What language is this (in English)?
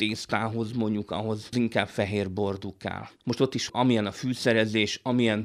Hungarian